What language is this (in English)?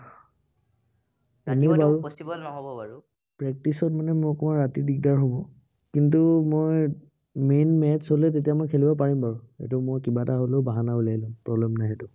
Assamese